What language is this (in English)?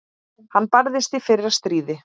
Icelandic